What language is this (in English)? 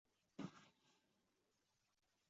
Chinese